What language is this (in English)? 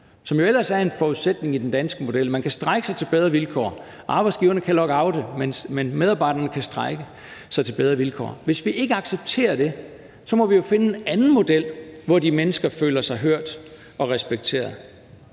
Danish